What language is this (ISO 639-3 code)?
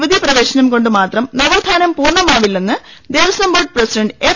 mal